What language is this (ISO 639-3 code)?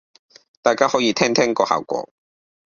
yue